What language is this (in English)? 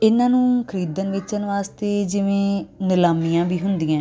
Punjabi